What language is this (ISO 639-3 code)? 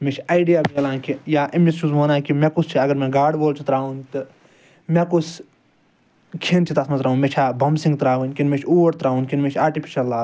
kas